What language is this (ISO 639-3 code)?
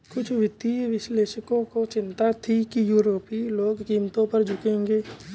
hin